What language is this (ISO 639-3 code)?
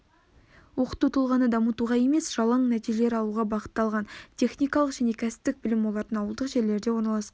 kaz